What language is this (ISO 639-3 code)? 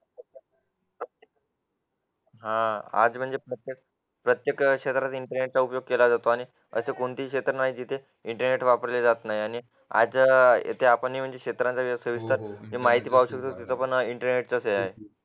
mar